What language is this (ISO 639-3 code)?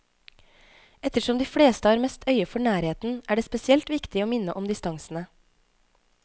nor